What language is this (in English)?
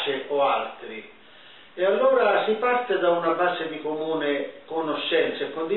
Italian